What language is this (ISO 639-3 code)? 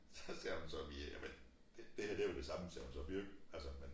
dan